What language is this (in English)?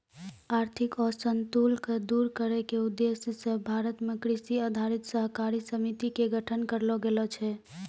Maithili